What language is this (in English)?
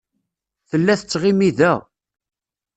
Kabyle